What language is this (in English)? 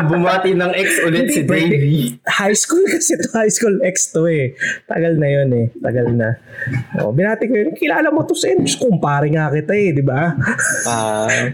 Filipino